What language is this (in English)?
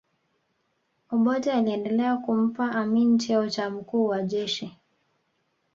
Swahili